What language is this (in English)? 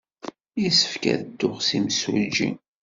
Kabyle